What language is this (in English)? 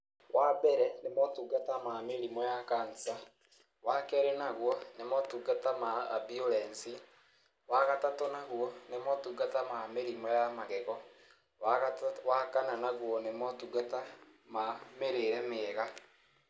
Kikuyu